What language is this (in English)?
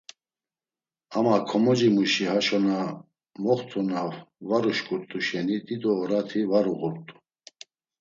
Laz